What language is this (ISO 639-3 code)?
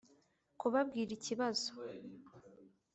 kin